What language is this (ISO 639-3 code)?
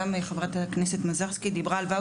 heb